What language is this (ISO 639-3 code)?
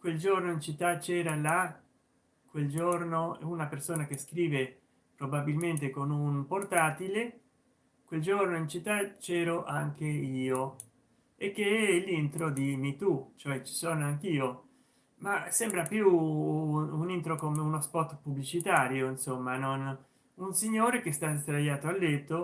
ita